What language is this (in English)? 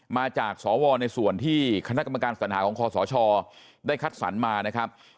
Thai